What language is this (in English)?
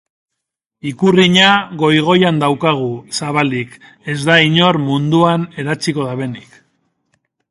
Basque